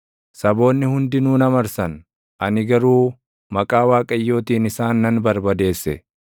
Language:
Oromo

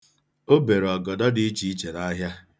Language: Igbo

